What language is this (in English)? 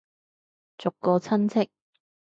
Cantonese